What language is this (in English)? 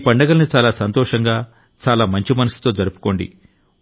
Telugu